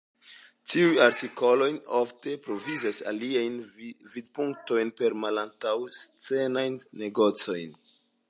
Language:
Esperanto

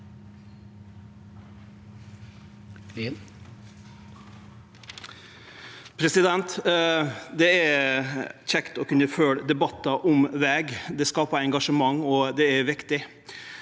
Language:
Norwegian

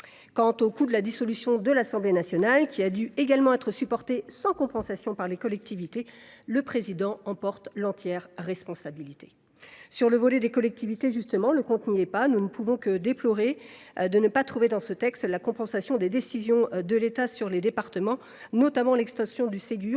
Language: French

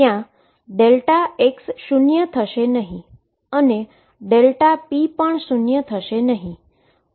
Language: Gujarati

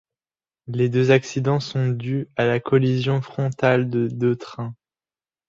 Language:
French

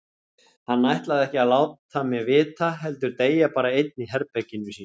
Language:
Icelandic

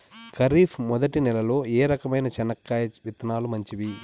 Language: Telugu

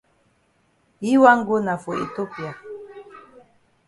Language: Cameroon Pidgin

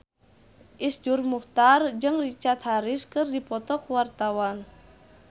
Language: Sundanese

